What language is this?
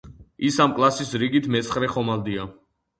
Georgian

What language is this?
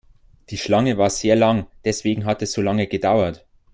German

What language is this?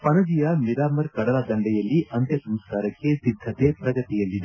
Kannada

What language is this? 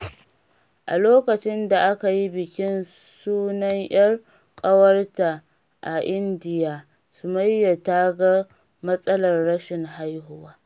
Hausa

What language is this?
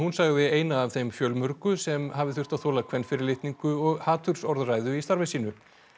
Icelandic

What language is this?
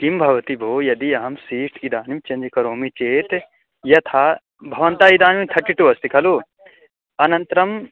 Sanskrit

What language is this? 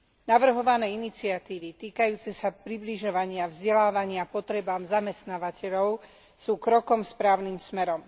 Slovak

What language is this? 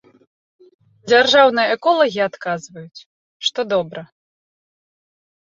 Belarusian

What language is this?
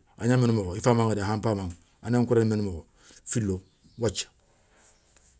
Soninke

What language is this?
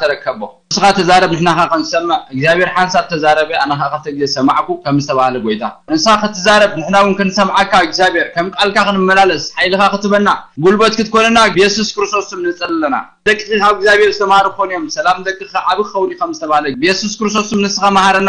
Arabic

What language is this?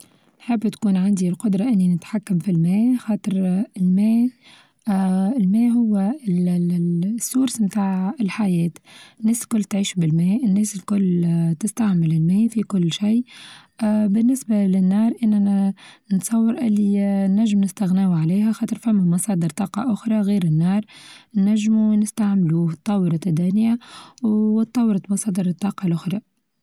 Tunisian Arabic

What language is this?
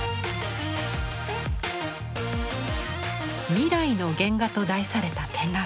Japanese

